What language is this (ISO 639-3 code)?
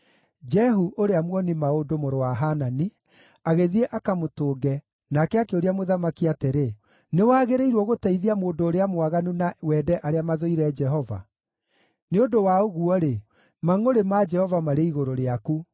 kik